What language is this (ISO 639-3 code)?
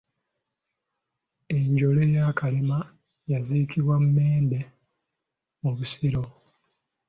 lug